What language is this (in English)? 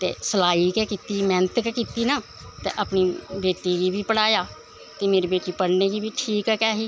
Dogri